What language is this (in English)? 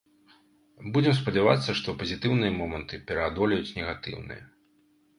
Belarusian